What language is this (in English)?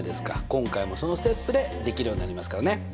Japanese